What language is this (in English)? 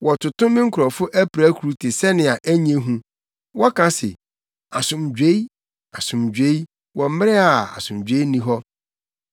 Akan